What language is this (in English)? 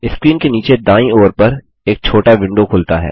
Hindi